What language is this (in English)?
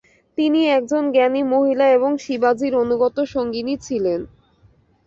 Bangla